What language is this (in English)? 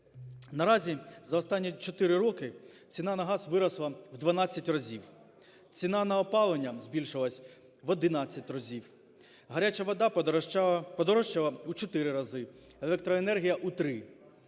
Ukrainian